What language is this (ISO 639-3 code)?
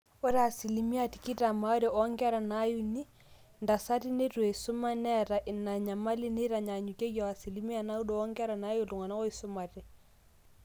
mas